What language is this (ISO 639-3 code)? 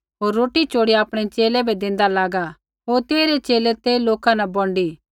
kfx